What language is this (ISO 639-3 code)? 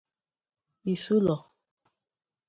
ibo